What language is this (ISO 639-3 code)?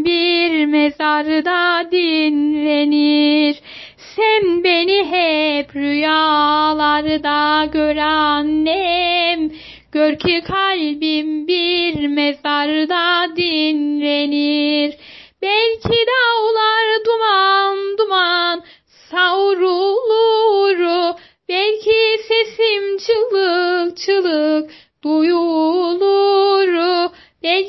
tur